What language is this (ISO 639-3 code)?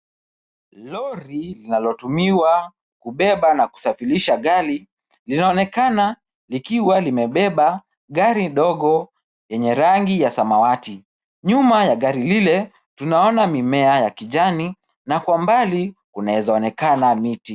swa